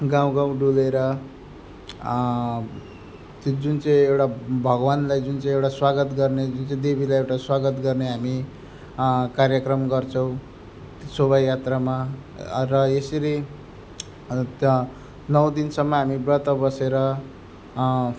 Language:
Nepali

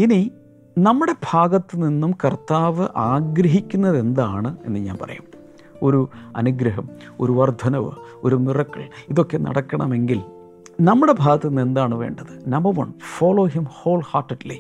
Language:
Malayalam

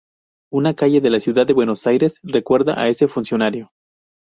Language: Spanish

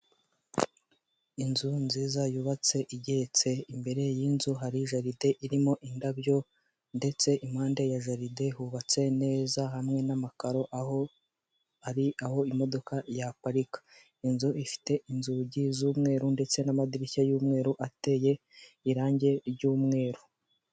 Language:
Kinyarwanda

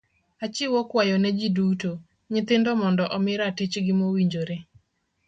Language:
Luo (Kenya and Tanzania)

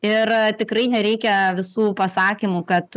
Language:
Lithuanian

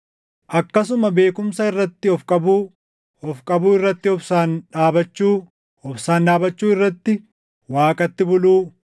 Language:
Oromo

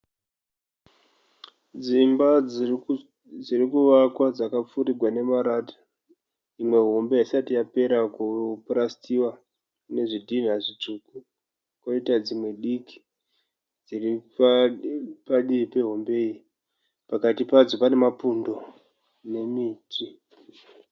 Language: Shona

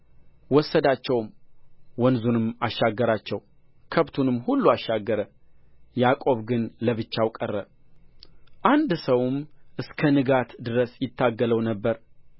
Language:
Amharic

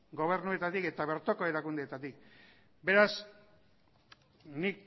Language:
Basque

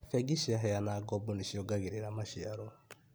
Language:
Kikuyu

